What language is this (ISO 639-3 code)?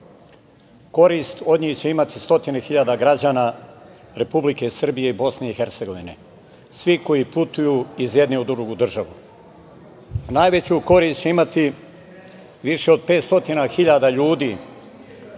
srp